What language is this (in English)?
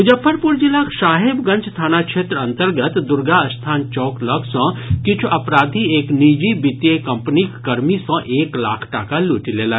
Maithili